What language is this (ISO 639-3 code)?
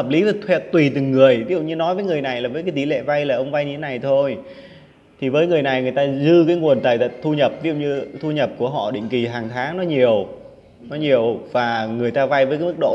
vie